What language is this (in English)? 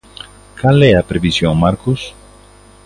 Galician